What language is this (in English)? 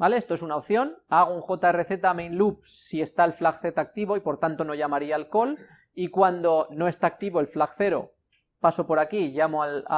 Spanish